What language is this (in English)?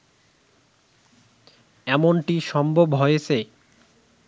Bangla